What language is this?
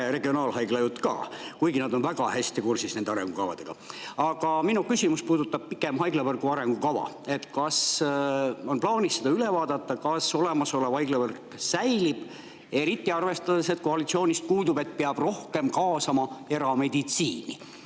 Estonian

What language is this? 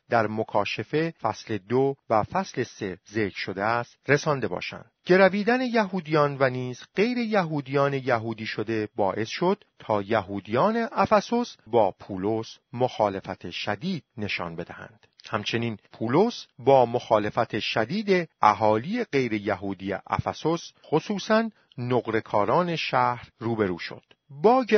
Persian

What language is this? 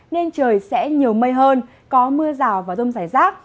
Vietnamese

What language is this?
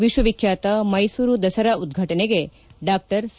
Kannada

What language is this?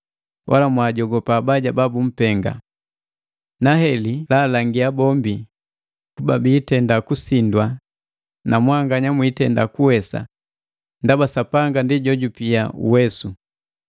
Matengo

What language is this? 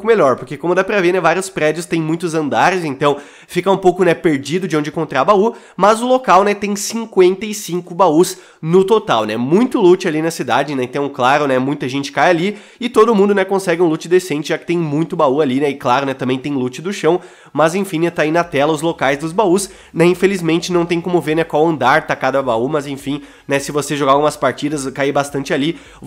Portuguese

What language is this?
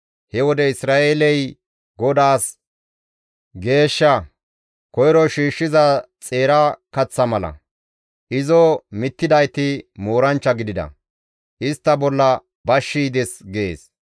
Gamo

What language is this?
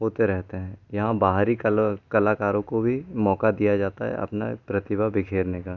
Hindi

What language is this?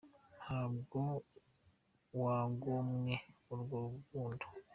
Kinyarwanda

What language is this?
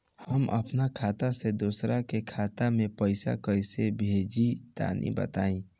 Bhojpuri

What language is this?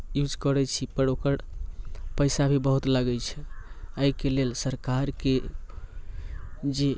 Maithili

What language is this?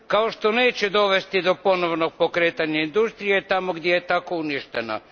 Croatian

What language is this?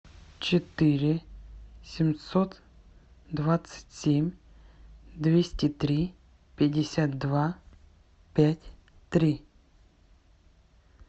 Russian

